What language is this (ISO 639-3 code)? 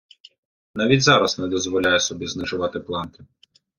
ukr